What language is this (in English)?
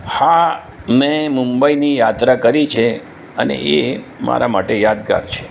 Gujarati